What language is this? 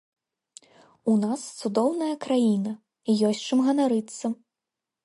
Belarusian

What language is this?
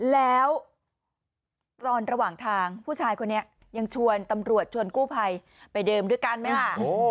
Thai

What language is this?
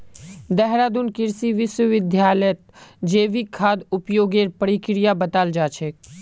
Magahi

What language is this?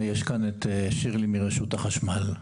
Hebrew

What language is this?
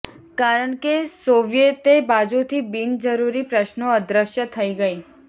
Gujarati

